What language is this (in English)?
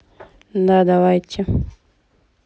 Russian